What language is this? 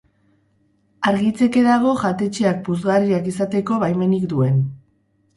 Basque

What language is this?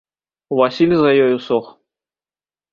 Belarusian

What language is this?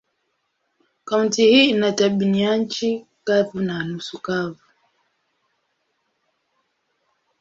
Swahili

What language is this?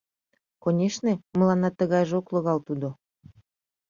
Mari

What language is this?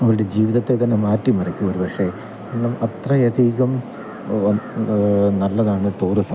Malayalam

